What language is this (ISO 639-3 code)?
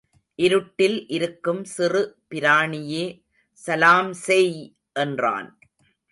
tam